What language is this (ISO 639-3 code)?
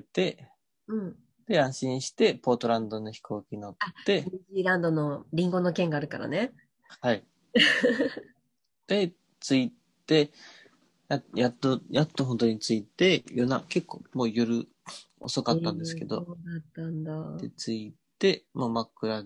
jpn